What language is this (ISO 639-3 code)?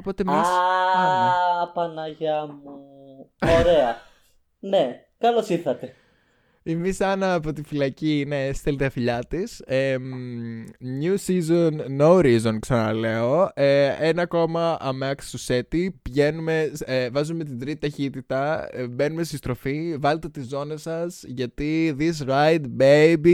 ell